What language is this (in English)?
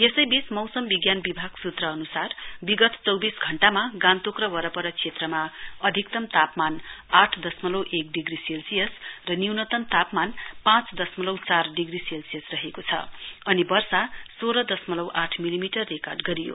Nepali